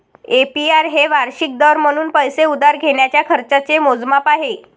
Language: Marathi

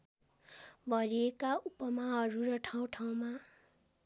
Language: Nepali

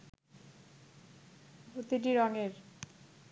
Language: Bangla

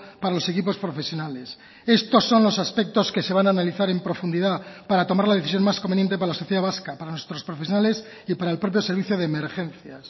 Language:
Spanish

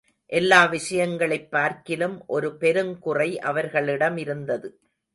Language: Tamil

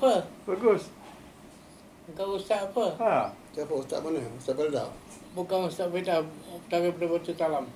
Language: Malay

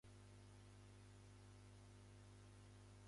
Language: Japanese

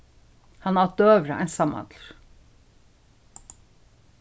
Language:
Faroese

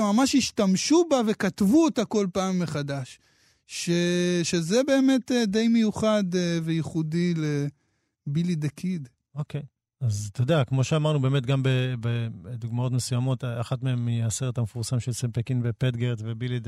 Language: Hebrew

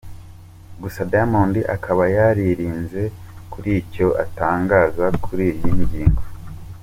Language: Kinyarwanda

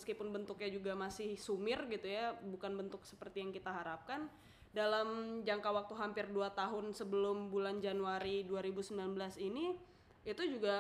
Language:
Indonesian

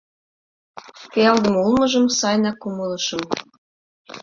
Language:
Mari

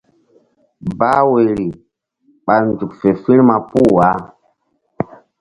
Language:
Mbum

